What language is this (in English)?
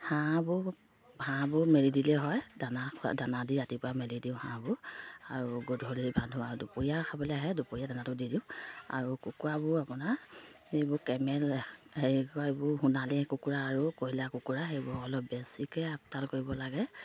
Assamese